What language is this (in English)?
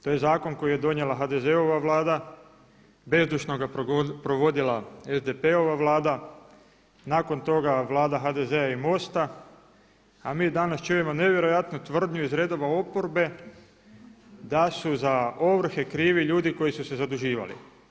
Croatian